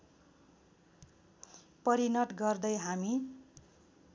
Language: Nepali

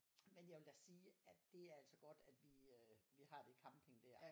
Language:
Danish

